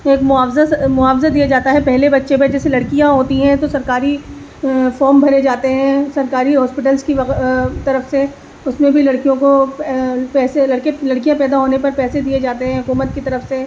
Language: Urdu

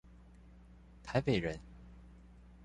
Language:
Chinese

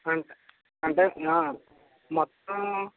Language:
Telugu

